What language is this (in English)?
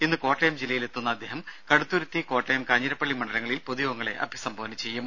Malayalam